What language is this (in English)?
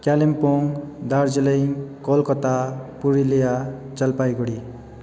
Nepali